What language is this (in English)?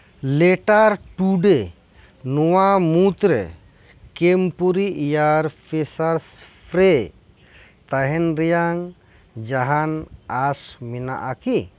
Santali